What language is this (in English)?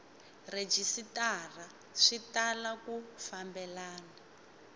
Tsonga